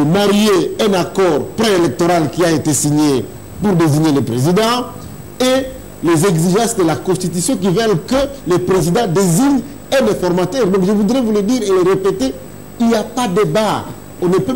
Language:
French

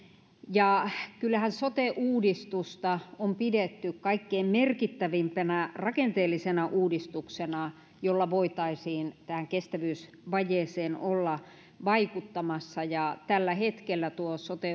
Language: Finnish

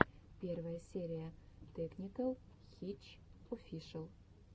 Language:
Russian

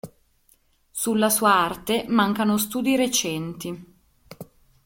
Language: Italian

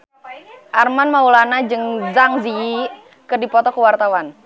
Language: Sundanese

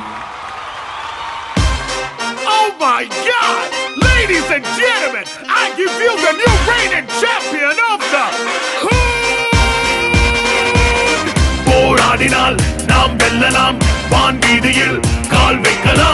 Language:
Tamil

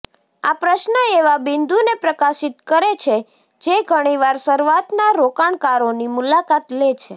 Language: Gujarati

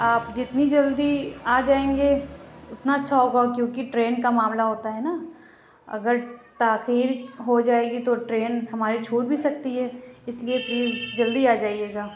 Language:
Urdu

